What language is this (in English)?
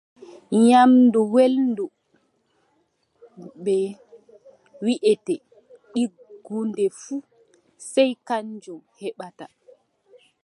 Adamawa Fulfulde